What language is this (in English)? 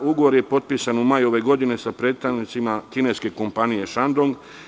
Serbian